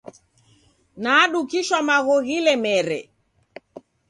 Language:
Taita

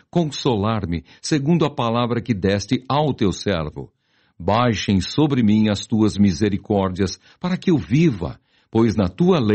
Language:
Portuguese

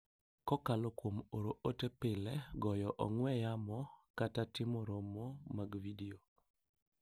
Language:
Luo (Kenya and Tanzania)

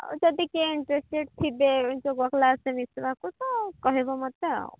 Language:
Odia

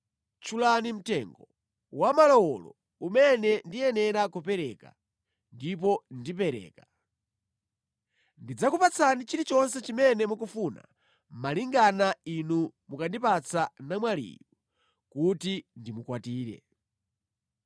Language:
Nyanja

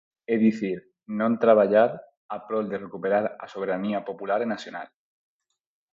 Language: Galician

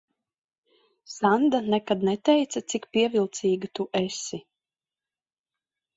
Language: Latvian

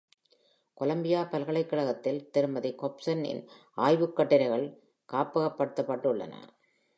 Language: Tamil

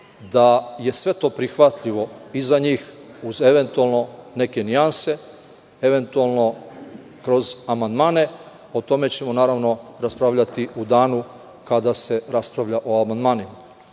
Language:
Serbian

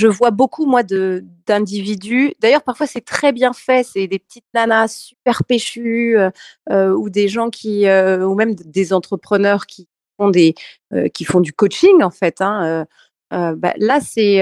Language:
French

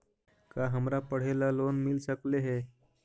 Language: Magahi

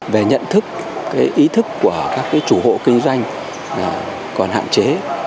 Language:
Vietnamese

